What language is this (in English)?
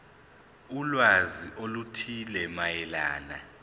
Zulu